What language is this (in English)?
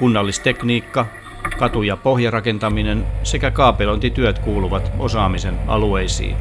Finnish